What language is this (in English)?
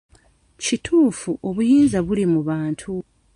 Ganda